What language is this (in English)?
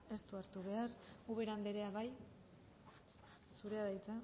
Basque